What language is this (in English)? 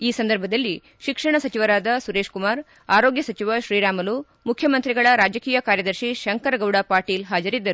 Kannada